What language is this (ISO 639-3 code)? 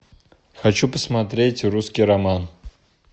rus